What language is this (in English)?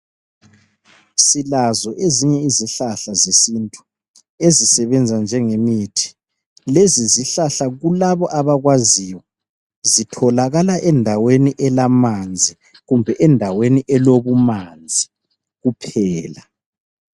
North Ndebele